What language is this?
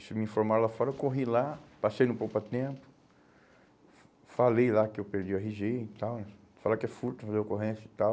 Portuguese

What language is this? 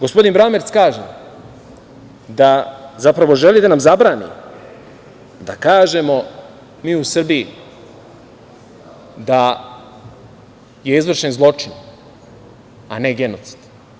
Serbian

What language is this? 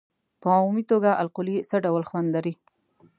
Pashto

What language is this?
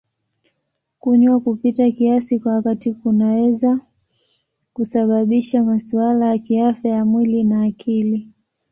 Swahili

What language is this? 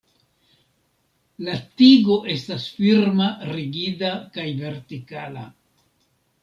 Esperanto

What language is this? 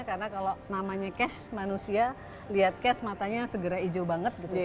Indonesian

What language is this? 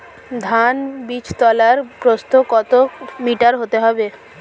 Bangla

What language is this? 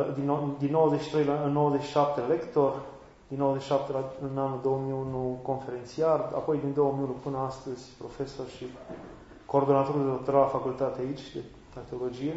Romanian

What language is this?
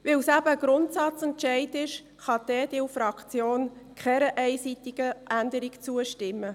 Swiss German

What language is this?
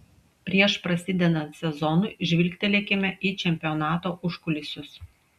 Lithuanian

